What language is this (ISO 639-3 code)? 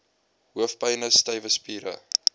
afr